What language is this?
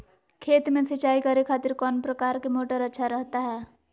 Magahi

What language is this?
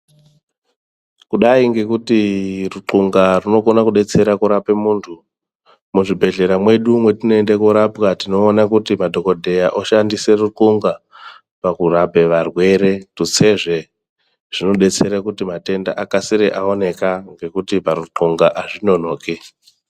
Ndau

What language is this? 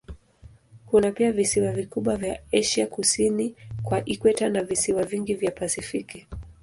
Swahili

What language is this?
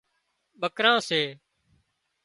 Wadiyara Koli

